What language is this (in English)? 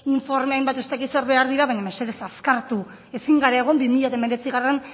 Basque